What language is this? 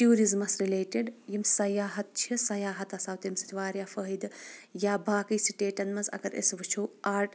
Kashmiri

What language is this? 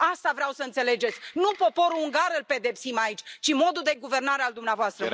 Romanian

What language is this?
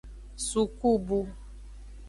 Aja (Benin)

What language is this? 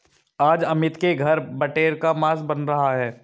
Hindi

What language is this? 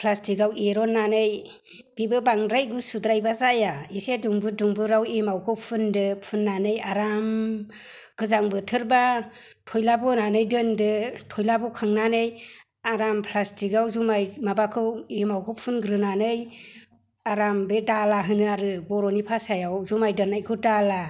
Bodo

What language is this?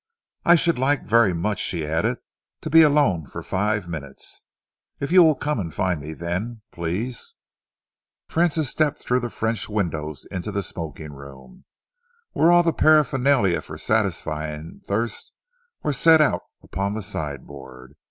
English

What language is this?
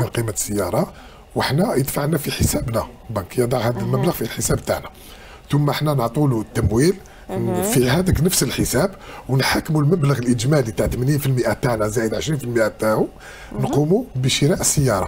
Arabic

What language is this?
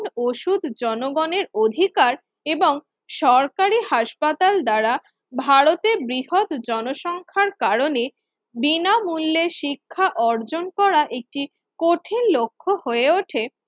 Bangla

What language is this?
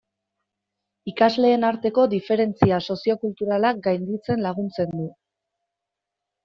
Basque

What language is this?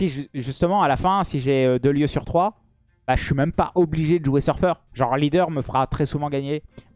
French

